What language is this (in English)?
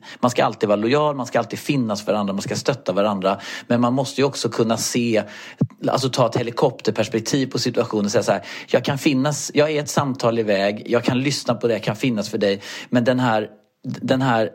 Swedish